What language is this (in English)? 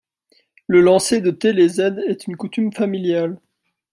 French